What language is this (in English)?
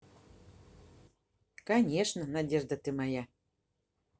Russian